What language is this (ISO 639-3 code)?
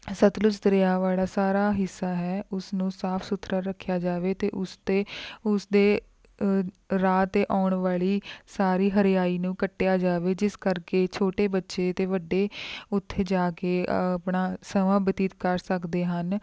pan